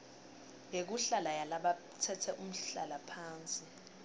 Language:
Swati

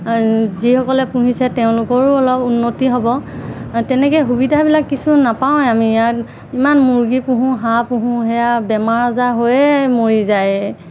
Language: Assamese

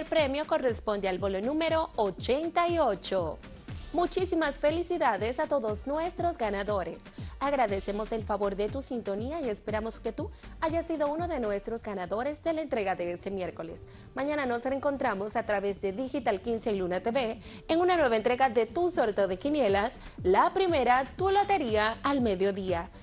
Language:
Spanish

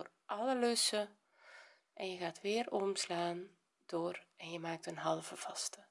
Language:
Dutch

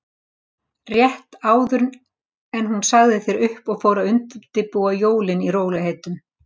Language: Icelandic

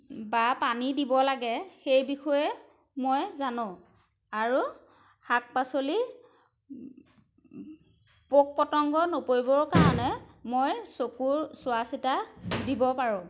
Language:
Assamese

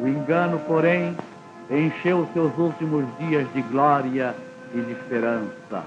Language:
Portuguese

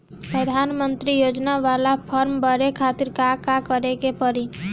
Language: Bhojpuri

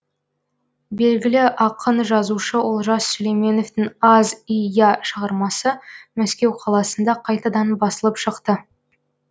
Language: Kazakh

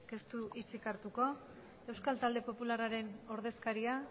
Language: Basque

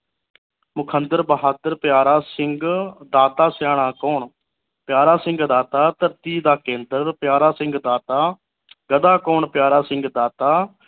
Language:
Punjabi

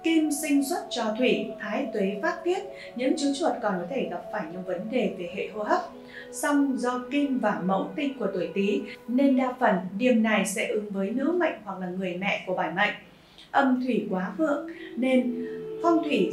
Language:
Vietnamese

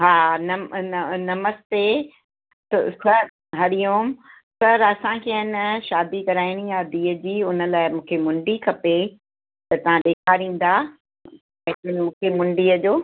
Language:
Sindhi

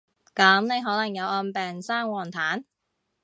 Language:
Cantonese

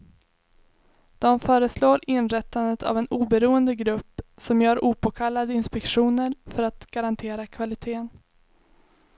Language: Swedish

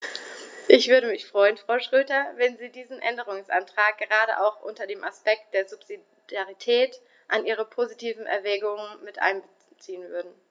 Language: German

